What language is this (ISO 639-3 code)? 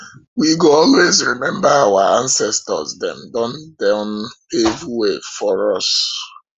pcm